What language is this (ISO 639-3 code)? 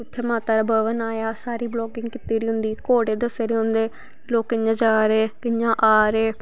doi